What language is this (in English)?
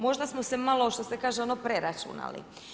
Croatian